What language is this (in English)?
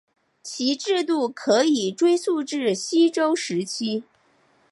Chinese